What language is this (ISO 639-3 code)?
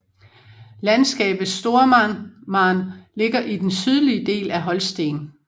dan